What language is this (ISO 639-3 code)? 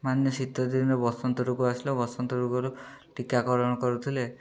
ori